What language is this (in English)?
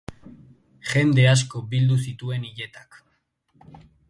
Basque